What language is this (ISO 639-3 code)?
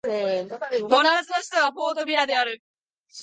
jpn